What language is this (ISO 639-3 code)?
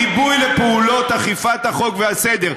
heb